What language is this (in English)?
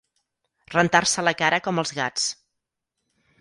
Catalan